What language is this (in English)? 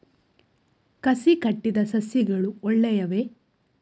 Kannada